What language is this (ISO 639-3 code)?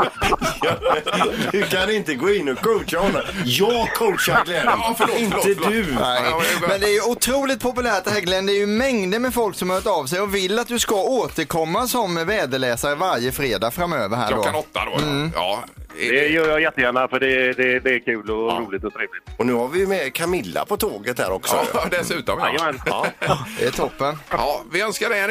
swe